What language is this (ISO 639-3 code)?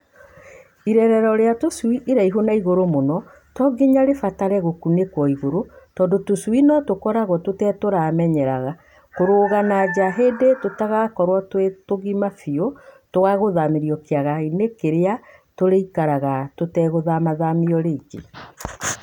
kik